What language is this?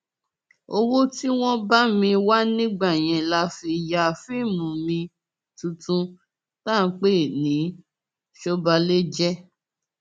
Yoruba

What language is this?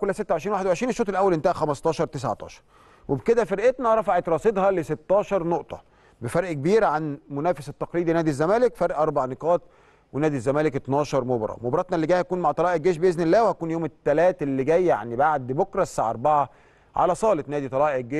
Arabic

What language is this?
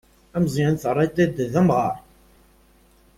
Kabyle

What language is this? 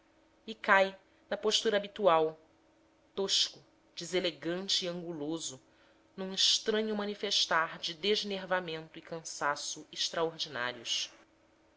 Portuguese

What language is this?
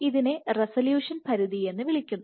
Malayalam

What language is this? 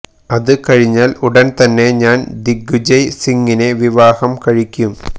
Malayalam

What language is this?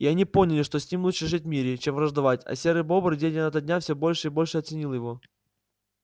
Russian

